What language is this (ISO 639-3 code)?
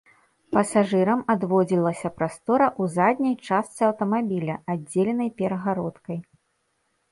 bel